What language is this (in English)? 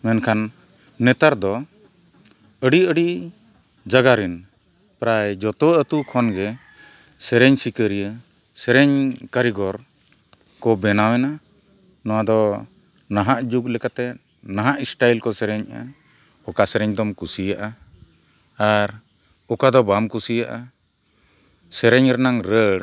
Santali